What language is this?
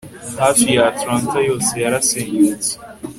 Kinyarwanda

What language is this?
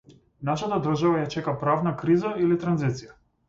Macedonian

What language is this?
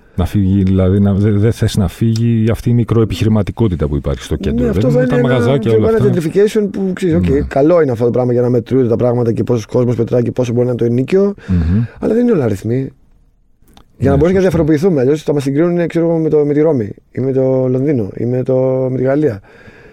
Greek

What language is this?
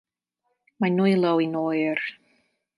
Welsh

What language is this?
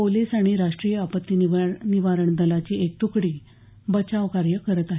Marathi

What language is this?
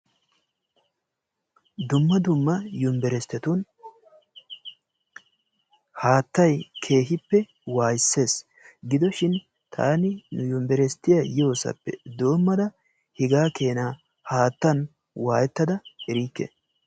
Wolaytta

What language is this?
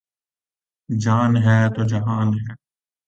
Urdu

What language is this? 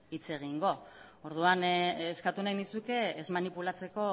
Basque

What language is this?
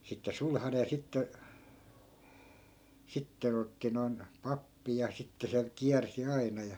Finnish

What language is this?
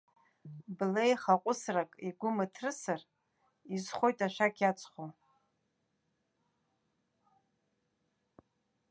Abkhazian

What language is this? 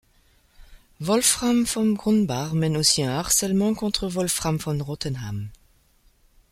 French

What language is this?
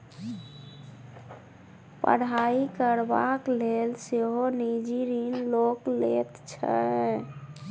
Maithili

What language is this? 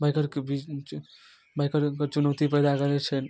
Maithili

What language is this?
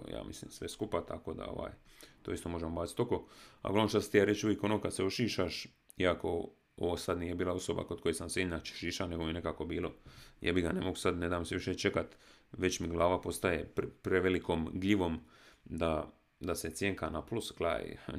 Croatian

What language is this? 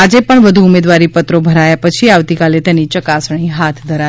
Gujarati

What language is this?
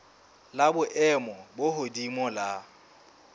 Southern Sotho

